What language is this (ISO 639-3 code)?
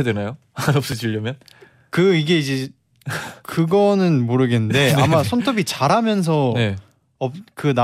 kor